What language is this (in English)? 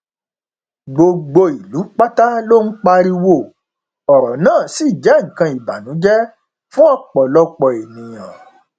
Yoruba